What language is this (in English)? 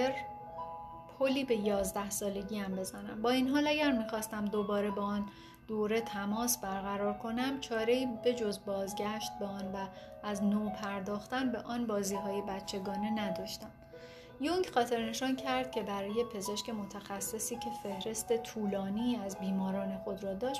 Persian